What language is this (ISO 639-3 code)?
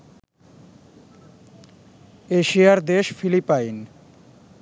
ben